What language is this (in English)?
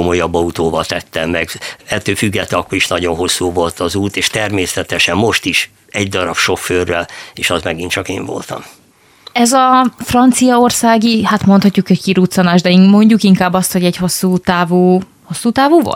Hungarian